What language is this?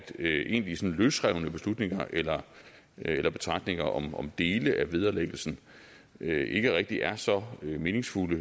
Danish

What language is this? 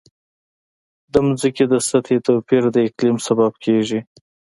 Pashto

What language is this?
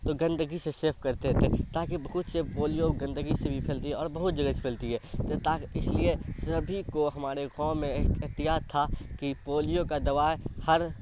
Urdu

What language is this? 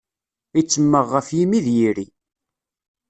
Kabyle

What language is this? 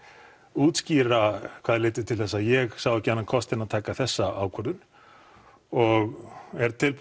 Icelandic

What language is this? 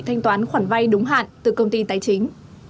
Vietnamese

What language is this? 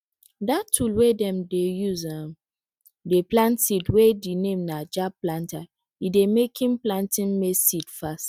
Nigerian Pidgin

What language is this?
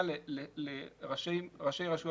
Hebrew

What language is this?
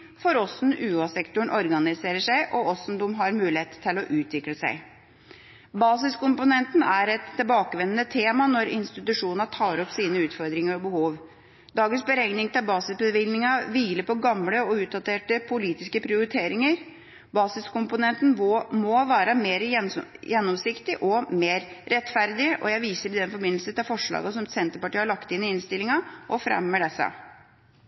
Norwegian Bokmål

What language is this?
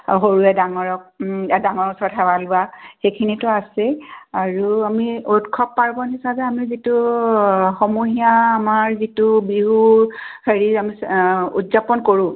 Assamese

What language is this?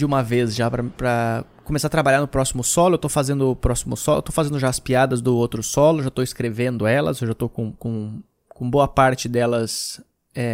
Portuguese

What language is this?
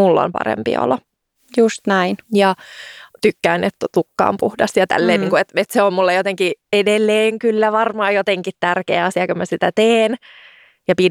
Finnish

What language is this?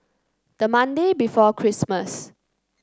English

